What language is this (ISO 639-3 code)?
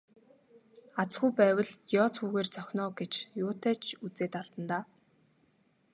mon